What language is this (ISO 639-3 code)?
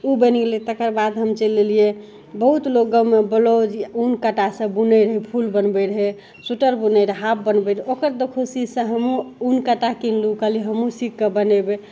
mai